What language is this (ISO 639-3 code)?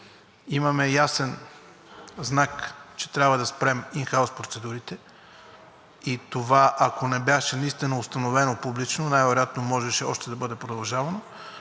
bul